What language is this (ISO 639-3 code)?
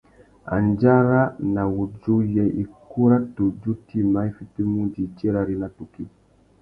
bag